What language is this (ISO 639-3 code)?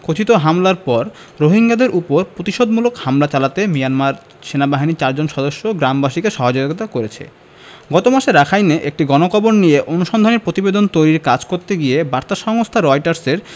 ben